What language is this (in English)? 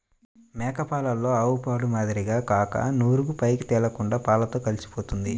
Telugu